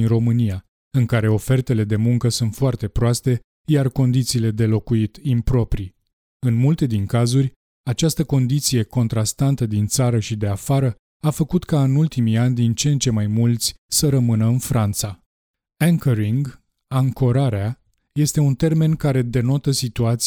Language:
Romanian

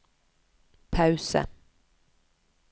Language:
Norwegian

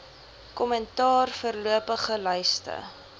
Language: Afrikaans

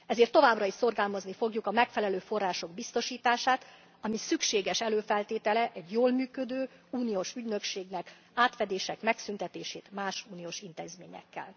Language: Hungarian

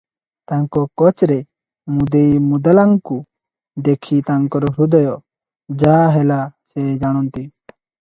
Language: Odia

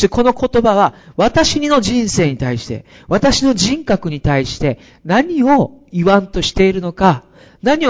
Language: Japanese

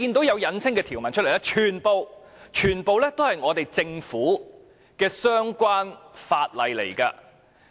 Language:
Cantonese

